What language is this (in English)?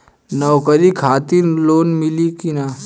Bhojpuri